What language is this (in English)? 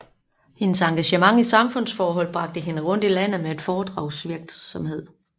Danish